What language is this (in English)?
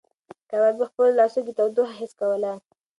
Pashto